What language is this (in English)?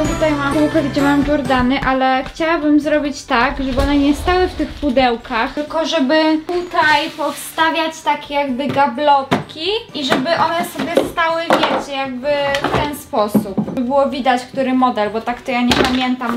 Polish